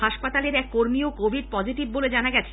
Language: Bangla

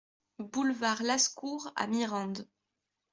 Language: French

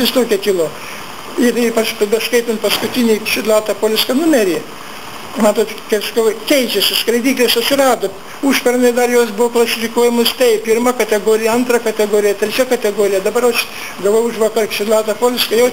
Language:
Lithuanian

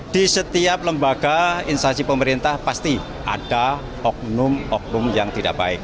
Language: Indonesian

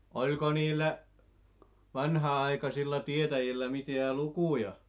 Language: Finnish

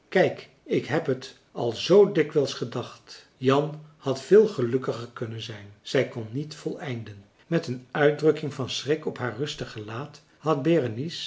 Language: Dutch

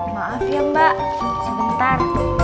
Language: Indonesian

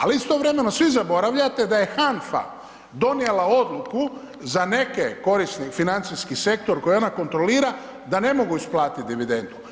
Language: Croatian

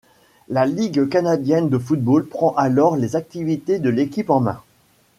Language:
French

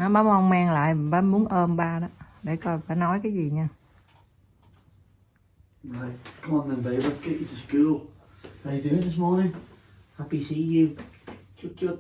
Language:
Vietnamese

